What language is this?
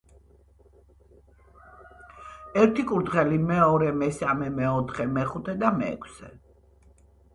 Georgian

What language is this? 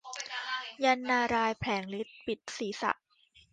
Thai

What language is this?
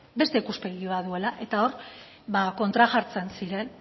Basque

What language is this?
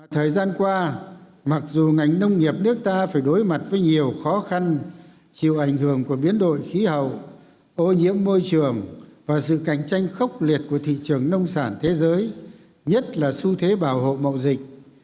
Vietnamese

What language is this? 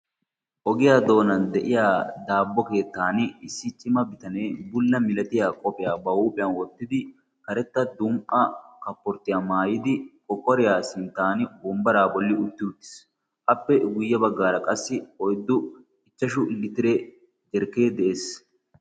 Wolaytta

